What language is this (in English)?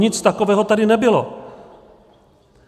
Czech